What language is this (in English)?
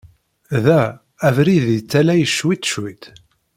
Kabyle